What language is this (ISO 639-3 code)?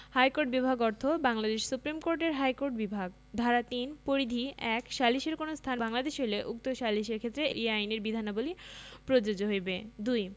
ben